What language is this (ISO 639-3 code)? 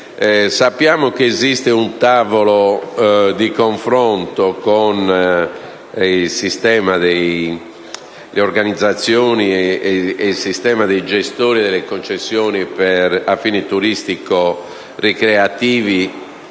ita